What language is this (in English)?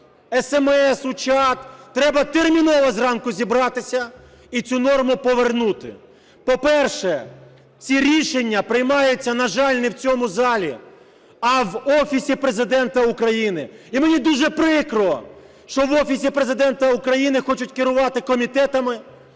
Ukrainian